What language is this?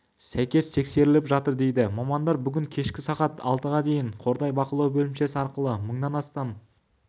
Kazakh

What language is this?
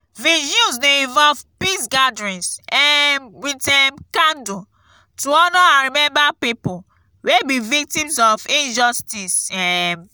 Nigerian Pidgin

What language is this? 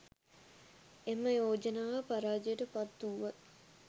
Sinhala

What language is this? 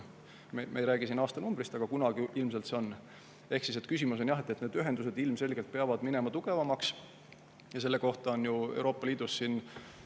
Estonian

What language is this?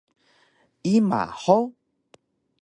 Taroko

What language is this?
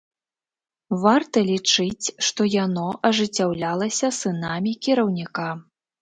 Belarusian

